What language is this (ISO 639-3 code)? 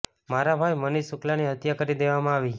guj